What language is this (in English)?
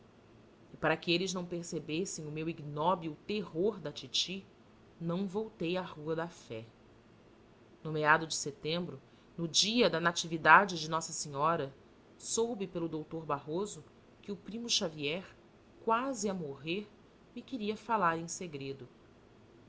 Portuguese